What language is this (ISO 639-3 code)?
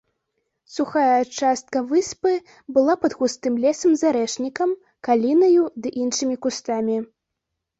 bel